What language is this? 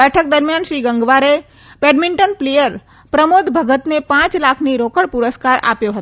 Gujarati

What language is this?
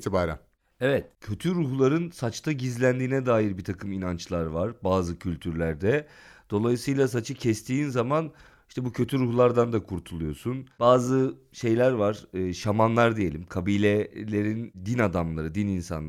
Turkish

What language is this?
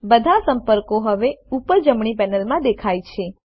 Gujarati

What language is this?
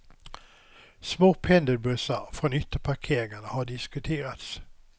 Swedish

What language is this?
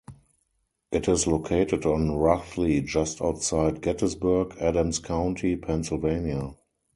English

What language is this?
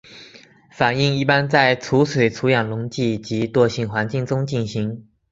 Chinese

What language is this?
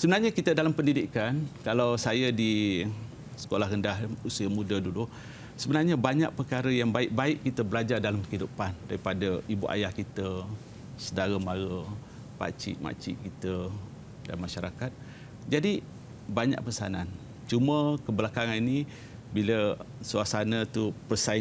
Malay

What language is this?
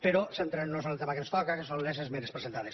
Catalan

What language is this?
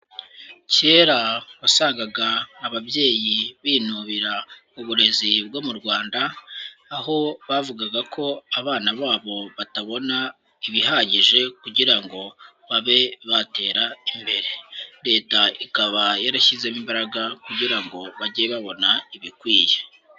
Kinyarwanda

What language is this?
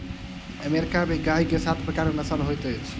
Maithili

